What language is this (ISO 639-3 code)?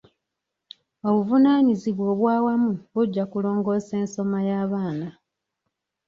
lug